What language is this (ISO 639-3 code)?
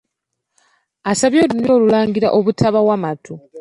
lug